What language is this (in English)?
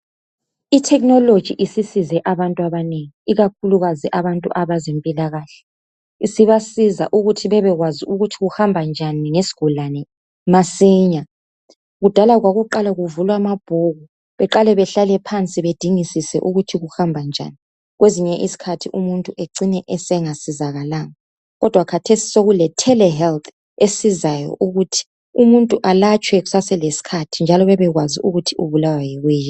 North Ndebele